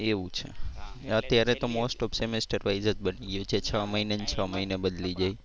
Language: Gujarati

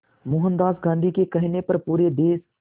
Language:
Hindi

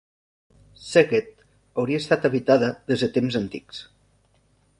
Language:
Catalan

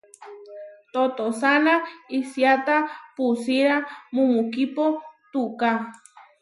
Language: Huarijio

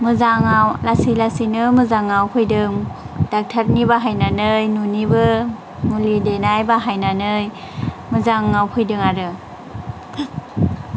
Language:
Bodo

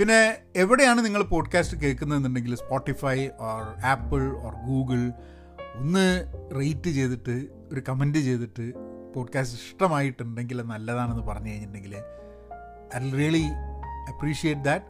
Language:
Malayalam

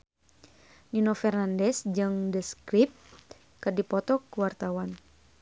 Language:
Sundanese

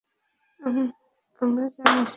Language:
Bangla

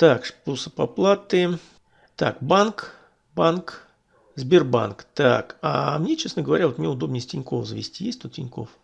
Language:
Russian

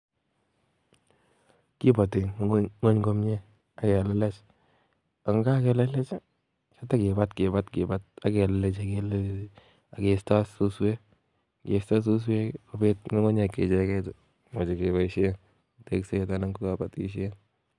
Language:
Kalenjin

